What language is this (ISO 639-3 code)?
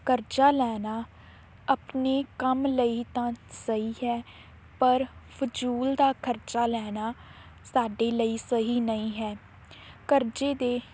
pan